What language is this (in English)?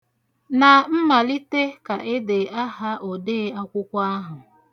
Igbo